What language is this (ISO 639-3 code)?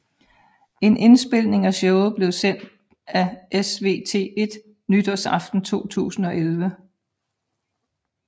dan